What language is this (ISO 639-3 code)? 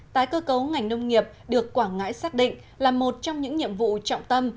vie